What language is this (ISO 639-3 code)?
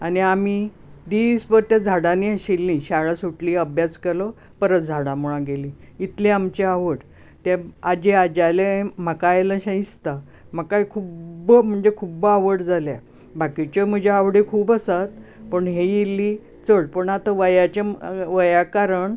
kok